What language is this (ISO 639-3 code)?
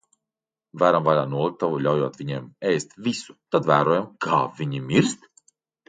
lav